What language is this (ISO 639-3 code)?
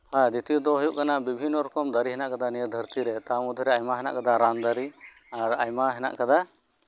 sat